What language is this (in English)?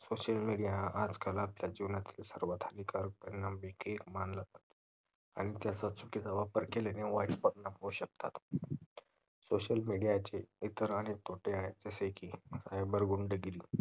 Marathi